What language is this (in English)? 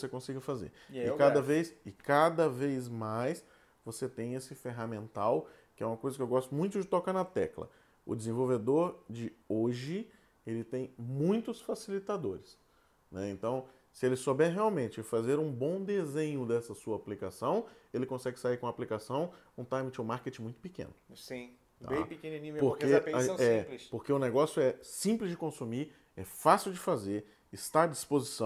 Portuguese